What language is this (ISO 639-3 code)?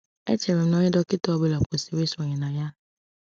ibo